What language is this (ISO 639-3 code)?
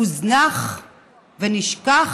heb